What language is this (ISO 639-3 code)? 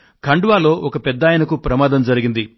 tel